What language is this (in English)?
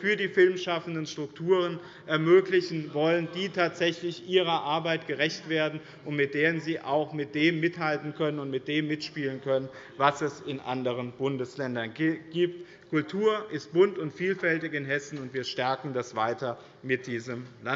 German